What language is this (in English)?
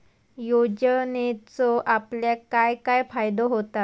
Marathi